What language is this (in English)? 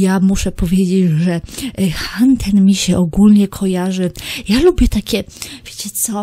Polish